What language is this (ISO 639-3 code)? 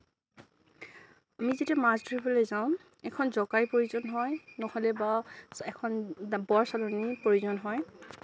asm